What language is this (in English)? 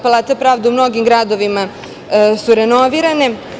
Serbian